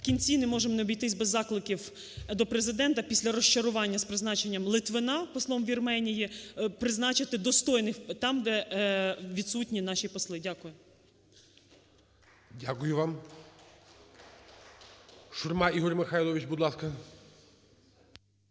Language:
Ukrainian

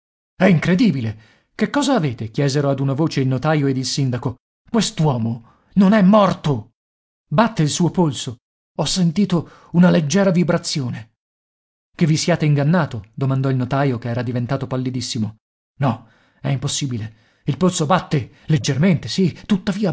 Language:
Italian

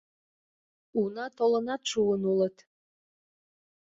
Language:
Mari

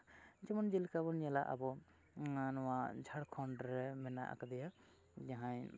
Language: Santali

